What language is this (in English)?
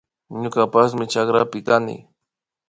Imbabura Highland Quichua